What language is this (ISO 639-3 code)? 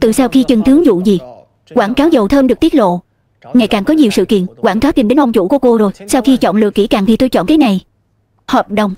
vie